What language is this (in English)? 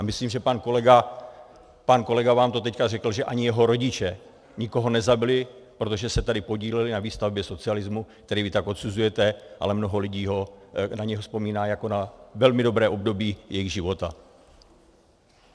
Czech